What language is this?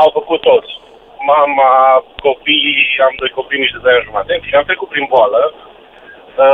Romanian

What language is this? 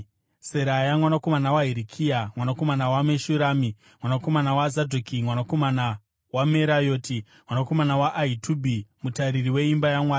Shona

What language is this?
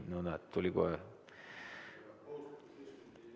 Estonian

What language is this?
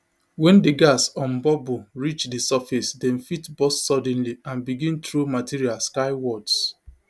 Nigerian Pidgin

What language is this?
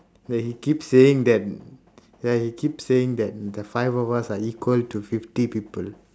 English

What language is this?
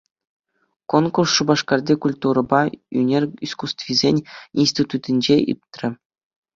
Chuvash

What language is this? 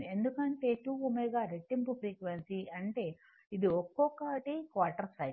Telugu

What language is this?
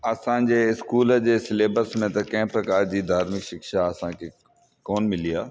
Sindhi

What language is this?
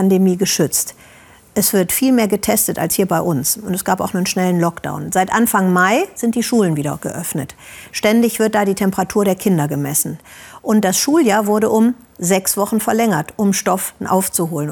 German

